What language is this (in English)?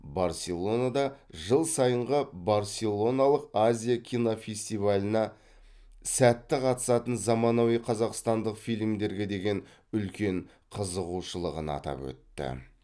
Kazakh